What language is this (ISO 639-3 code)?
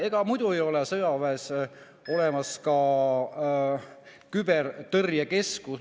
est